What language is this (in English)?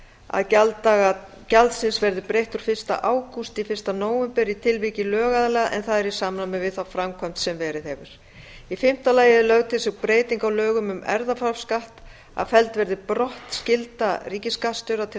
Icelandic